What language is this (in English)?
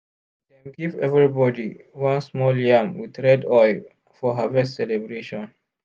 Nigerian Pidgin